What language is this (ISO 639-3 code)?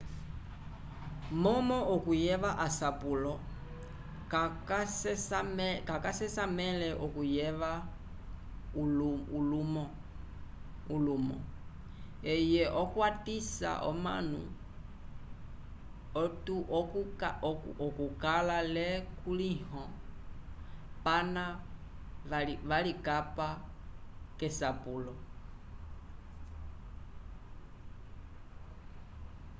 umb